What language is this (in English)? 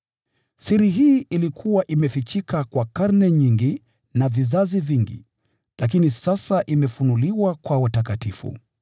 Swahili